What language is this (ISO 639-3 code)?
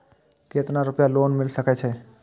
mai